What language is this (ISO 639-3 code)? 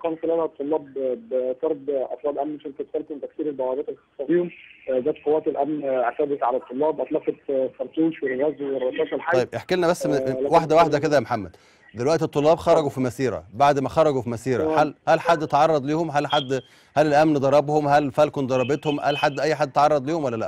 ara